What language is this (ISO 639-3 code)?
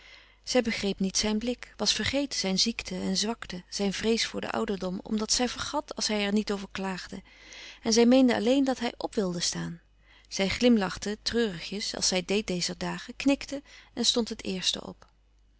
nld